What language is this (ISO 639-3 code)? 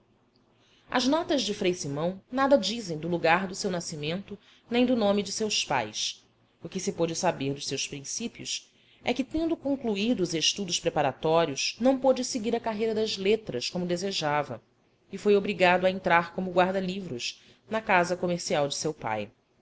por